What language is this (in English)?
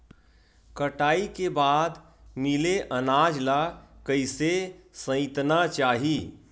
Chhattisgarhi